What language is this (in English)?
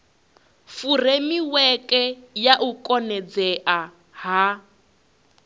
Venda